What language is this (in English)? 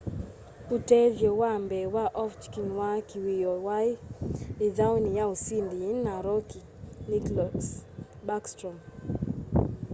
Kamba